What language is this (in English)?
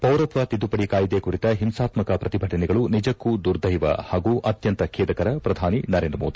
Kannada